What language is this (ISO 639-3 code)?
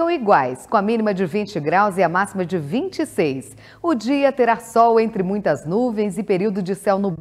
por